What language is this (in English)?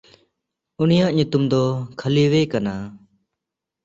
Santali